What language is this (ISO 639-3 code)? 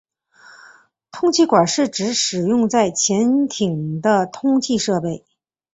zho